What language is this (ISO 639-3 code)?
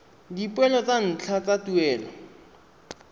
tsn